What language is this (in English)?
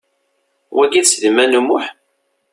Kabyle